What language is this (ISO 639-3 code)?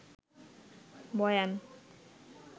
ben